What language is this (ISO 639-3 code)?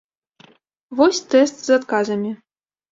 bel